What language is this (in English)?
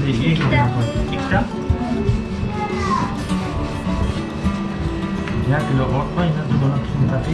Turkish